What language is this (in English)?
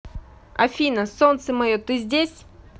Russian